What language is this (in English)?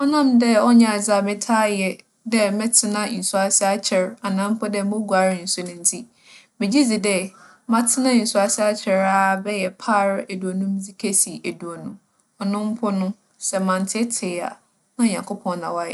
Akan